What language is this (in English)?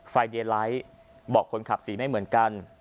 Thai